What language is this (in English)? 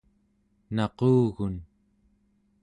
Central Yupik